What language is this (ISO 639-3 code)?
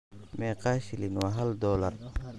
som